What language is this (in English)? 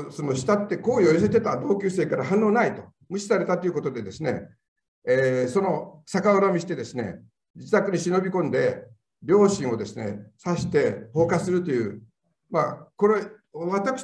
Japanese